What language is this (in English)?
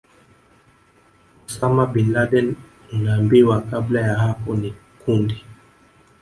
Swahili